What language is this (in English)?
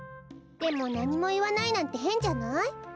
Japanese